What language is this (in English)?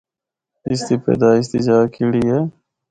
Northern Hindko